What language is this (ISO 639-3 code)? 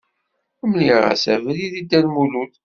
kab